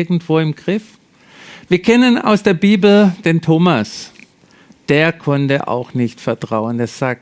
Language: German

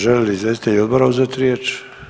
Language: Croatian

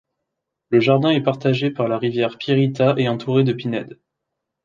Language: French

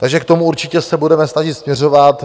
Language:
Czech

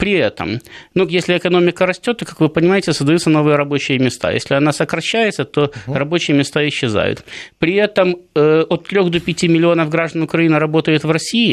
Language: Russian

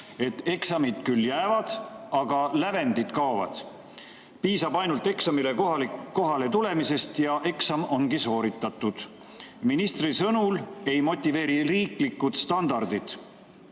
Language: Estonian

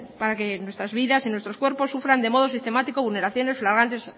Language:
Spanish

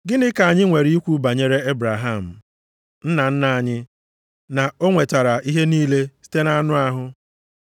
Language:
Igbo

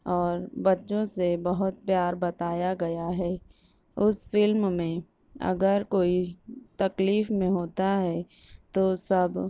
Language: Urdu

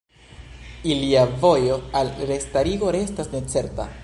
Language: Esperanto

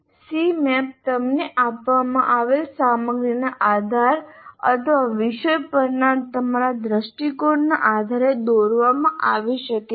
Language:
Gujarati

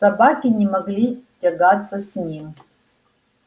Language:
Russian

